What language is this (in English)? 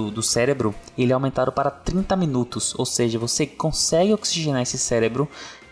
Portuguese